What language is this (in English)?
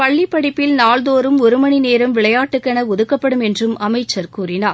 Tamil